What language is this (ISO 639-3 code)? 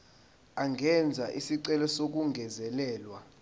zul